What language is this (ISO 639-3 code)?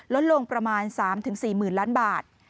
tha